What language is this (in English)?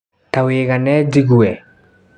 Kikuyu